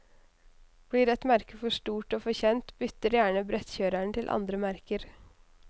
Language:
Norwegian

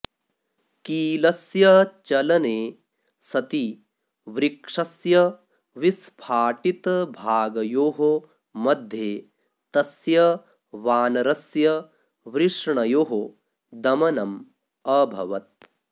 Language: Sanskrit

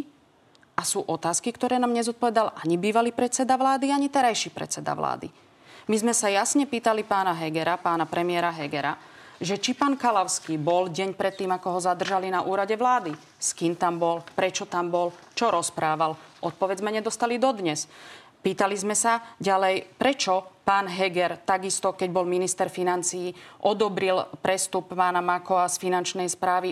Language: Slovak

